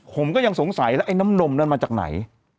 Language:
Thai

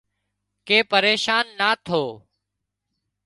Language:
Wadiyara Koli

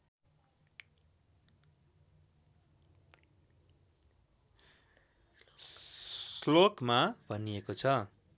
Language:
Nepali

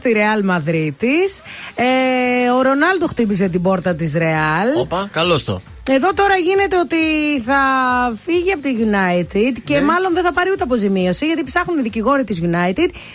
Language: Greek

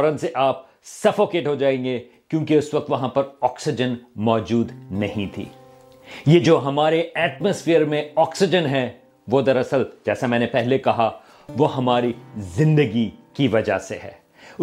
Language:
Urdu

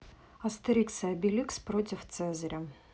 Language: Russian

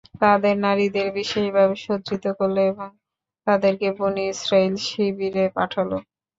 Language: Bangla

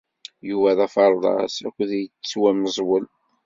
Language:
Kabyle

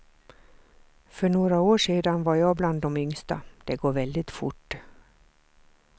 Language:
Swedish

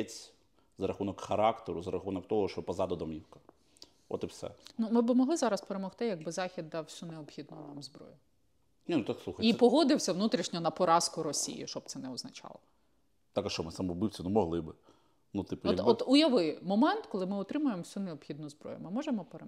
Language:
Ukrainian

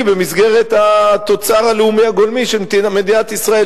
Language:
Hebrew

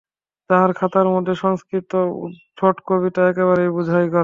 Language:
Bangla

